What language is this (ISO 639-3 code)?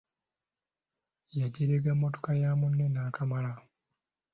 lug